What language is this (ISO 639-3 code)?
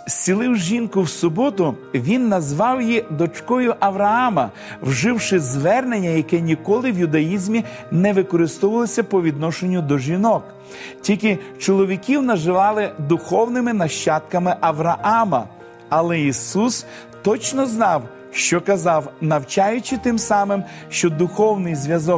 ukr